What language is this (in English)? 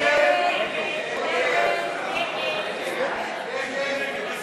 Hebrew